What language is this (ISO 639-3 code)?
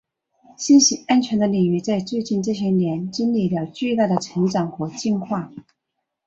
zho